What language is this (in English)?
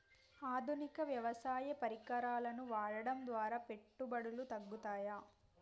Telugu